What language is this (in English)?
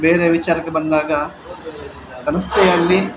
Kannada